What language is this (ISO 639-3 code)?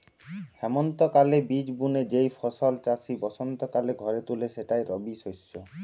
ben